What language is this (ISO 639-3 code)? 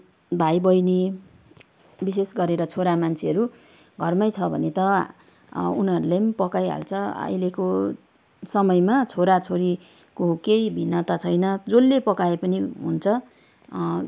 nep